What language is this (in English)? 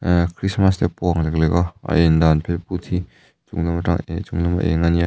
Mizo